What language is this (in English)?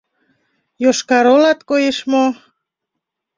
Mari